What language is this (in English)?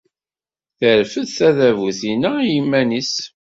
Kabyle